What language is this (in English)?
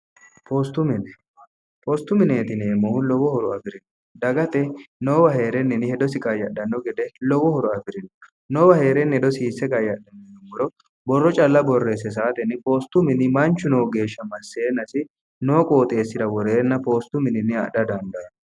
Sidamo